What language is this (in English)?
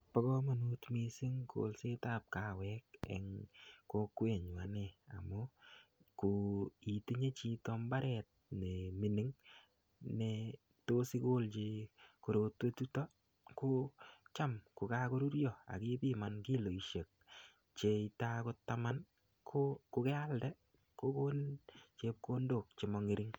Kalenjin